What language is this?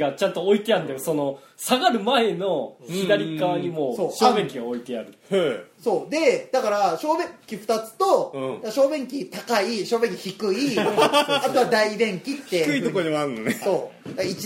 Japanese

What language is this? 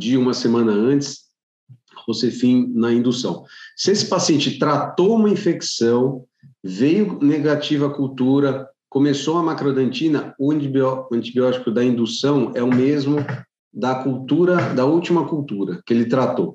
Portuguese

